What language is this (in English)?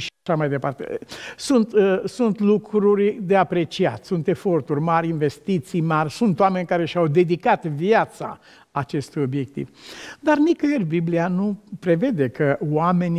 Romanian